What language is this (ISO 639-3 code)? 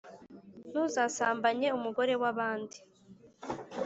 kin